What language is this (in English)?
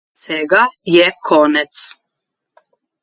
Slovenian